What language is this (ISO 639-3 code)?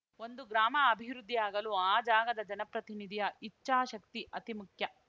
kan